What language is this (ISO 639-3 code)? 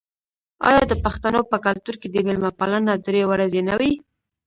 pus